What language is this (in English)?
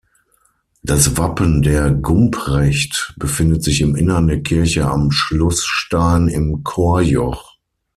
German